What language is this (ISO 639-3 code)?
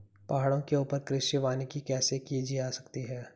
hin